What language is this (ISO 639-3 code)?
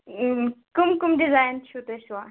kas